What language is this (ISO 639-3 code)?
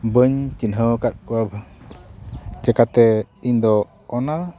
sat